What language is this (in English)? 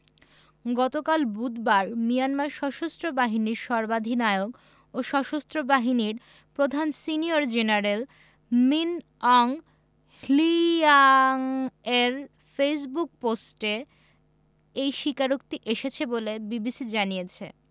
Bangla